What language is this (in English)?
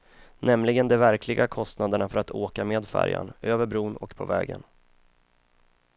Swedish